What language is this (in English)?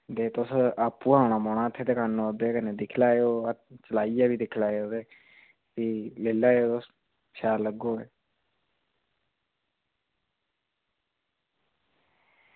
Dogri